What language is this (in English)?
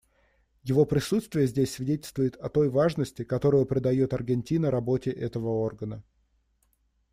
Russian